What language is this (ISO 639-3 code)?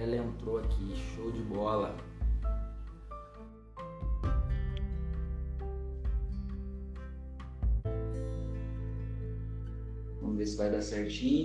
por